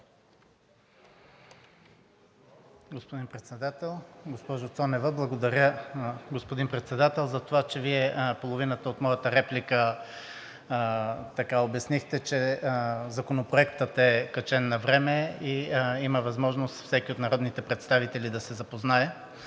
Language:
Bulgarian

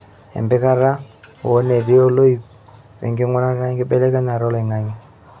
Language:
Masai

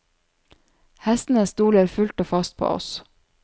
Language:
Norwegian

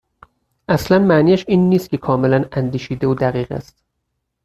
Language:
Persian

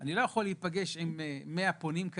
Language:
Hebrew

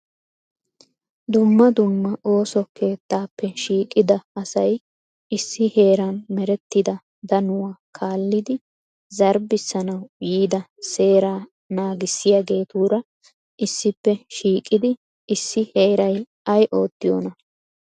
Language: Wolaytta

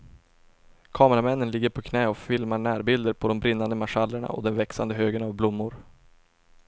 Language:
Swedish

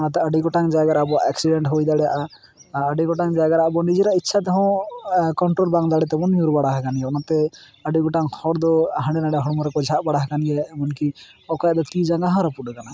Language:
Santali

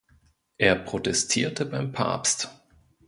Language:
German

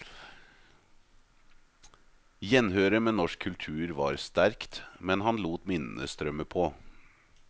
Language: Norwegian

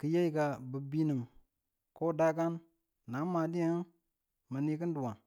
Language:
Tula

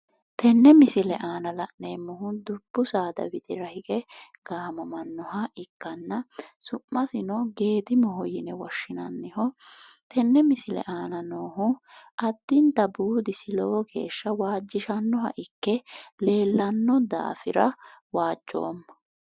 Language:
Sidamo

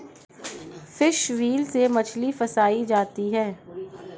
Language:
Hindi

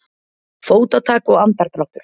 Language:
Icelandic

